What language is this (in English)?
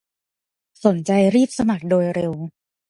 Thai